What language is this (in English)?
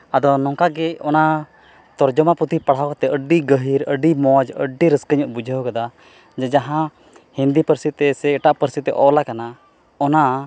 Santali